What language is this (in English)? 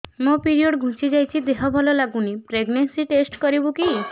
Odia